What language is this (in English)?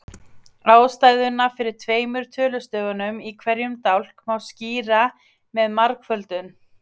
Icelandic